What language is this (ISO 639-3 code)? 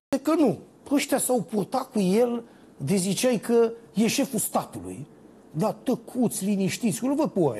ron